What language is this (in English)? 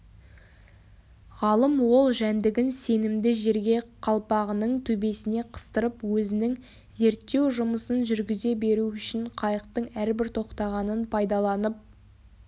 Kazakh